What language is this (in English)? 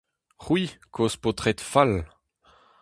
Breton